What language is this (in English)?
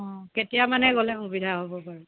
Assamese